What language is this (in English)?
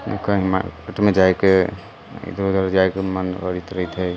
Maithili